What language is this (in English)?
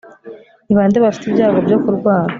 Kinyarwanda